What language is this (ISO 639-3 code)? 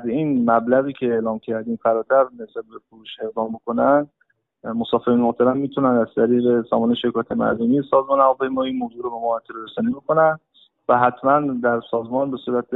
fas